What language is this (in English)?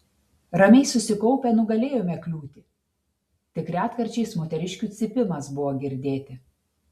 Lithuanian